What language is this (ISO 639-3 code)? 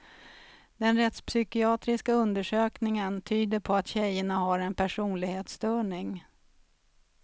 swe